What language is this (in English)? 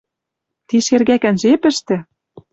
Western Mari